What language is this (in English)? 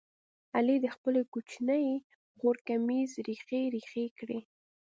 Pashto